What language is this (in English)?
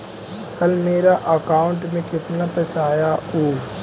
Magahi